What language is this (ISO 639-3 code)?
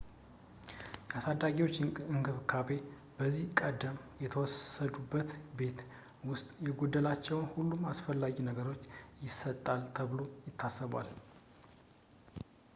amh